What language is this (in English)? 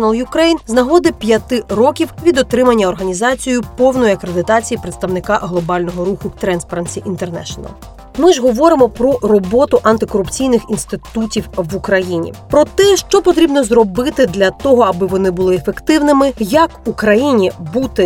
Ukrainian